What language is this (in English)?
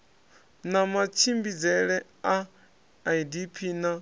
Venda